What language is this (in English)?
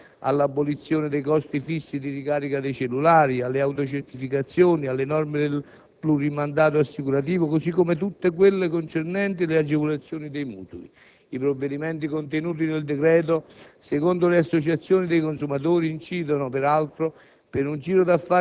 Italian